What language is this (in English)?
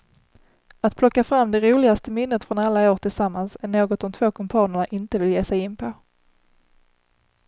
Swedish